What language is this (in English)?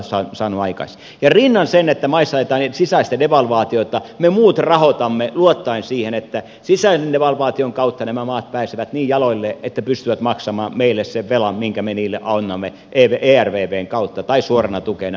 Finnish